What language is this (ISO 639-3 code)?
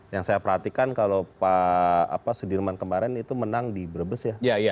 ind